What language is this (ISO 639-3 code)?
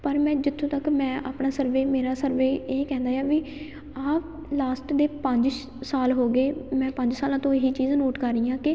pan